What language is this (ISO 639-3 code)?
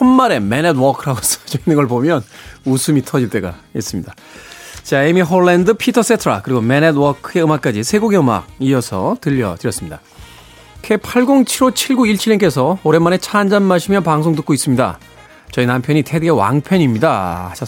kor